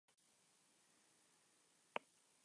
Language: Spanish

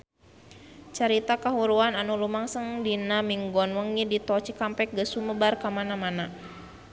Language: Sundanese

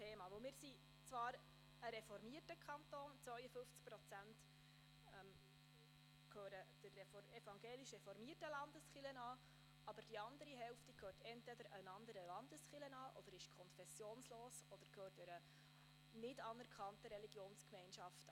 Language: Swiss German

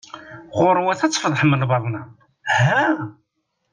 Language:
Kabyle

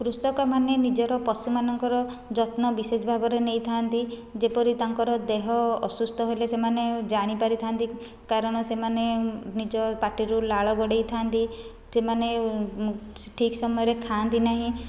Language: Odia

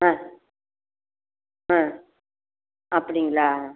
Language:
Tamil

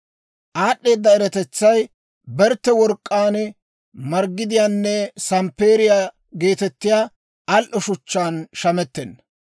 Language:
Dawro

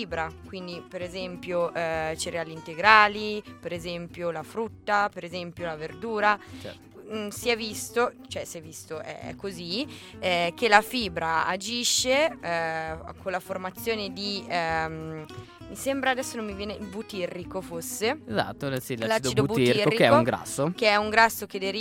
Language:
Italian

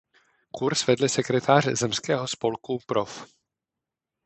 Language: Czech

